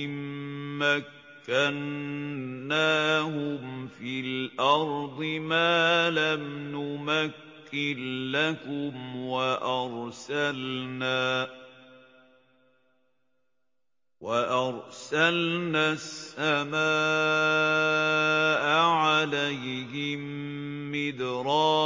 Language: Arabic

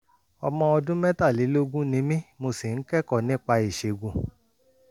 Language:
Yoruba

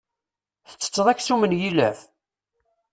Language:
Kabyle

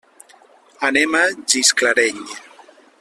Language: Catalan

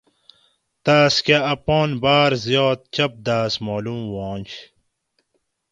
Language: Gawri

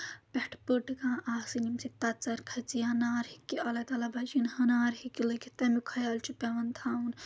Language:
Kashmiri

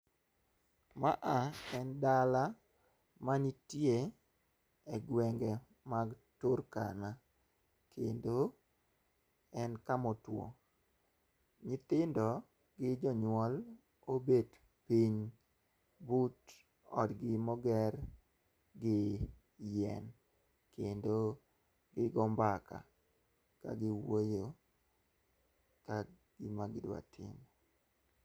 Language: Luo (Kenya and Tanzania)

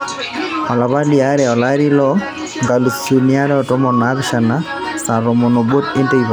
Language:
Masai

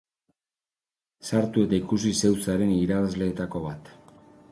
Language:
Basque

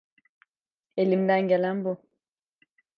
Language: Turkish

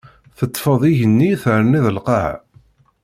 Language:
Kabyle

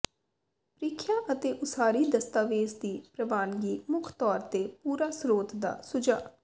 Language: Punjabi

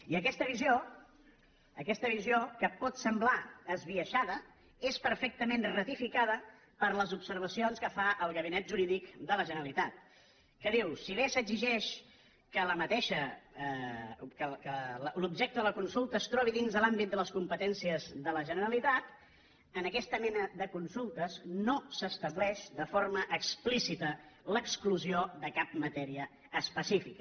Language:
Catalan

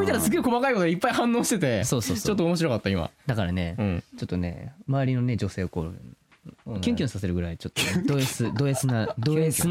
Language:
Japanese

